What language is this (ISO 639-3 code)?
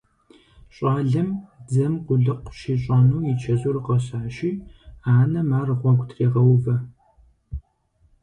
kbd